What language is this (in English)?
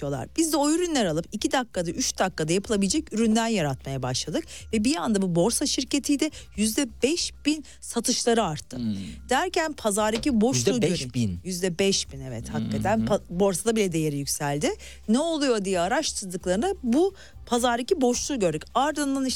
Turkish